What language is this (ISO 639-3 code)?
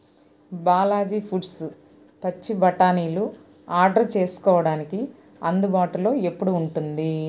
tel